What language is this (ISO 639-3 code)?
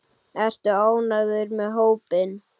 isl